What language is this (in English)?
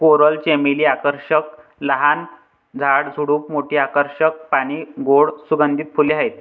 Marathi